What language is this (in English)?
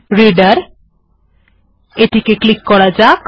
Bangla